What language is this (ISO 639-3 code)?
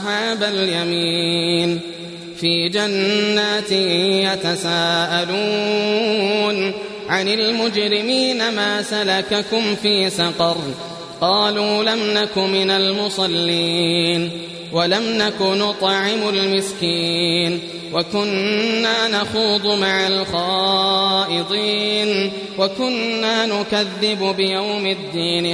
ara